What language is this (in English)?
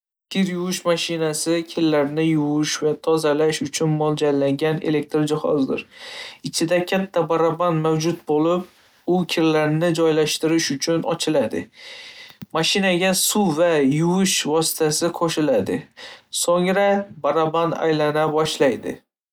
Uzbek